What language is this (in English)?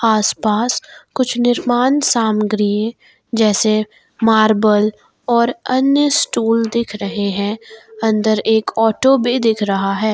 Hindi